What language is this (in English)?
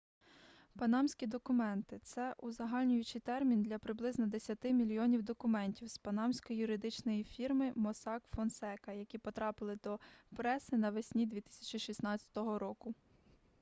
Ukrainian